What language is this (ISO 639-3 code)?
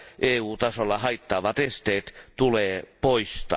fin